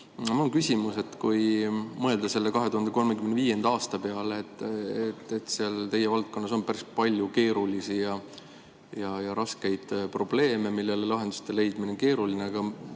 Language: Estonian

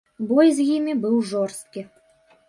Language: Belarusian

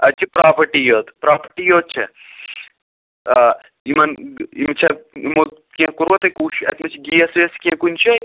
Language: Kashmiri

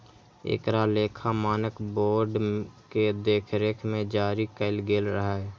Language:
Maithili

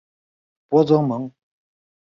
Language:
Chinese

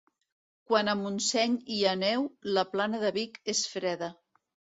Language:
Catalan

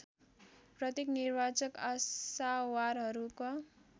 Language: Nepali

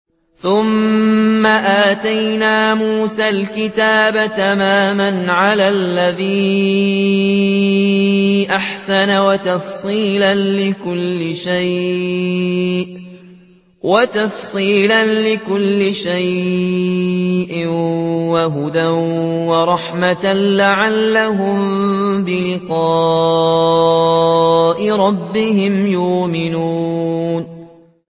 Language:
Arabic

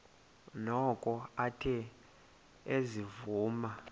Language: Xhosa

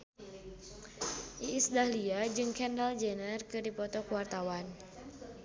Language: Sundanese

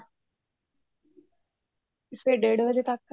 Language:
Punjabi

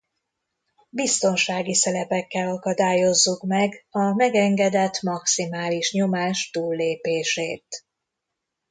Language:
Hungarian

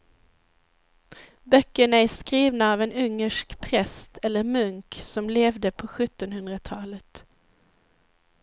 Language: Swedish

